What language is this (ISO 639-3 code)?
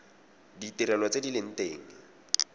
tsn